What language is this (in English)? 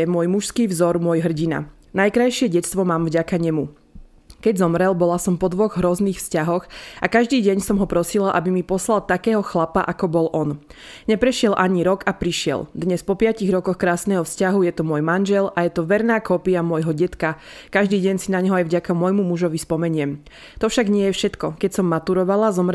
Slovak